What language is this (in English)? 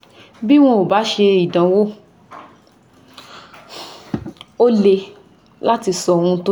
Yoruba